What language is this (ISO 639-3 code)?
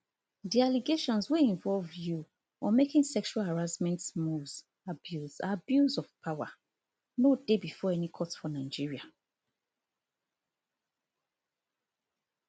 pcm